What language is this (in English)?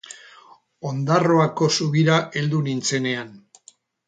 Basque